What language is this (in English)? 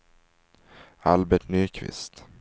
Swedish